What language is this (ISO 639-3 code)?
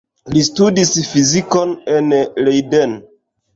epo